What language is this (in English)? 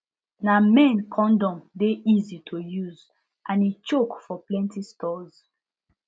Nigerian Pidgin